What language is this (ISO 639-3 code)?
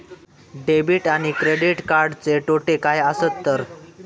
mar